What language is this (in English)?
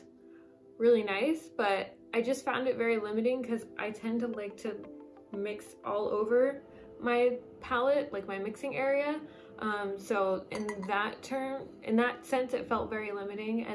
English